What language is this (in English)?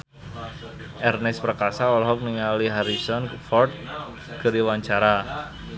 Sundanese